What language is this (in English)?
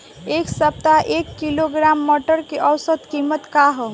Bhojpuri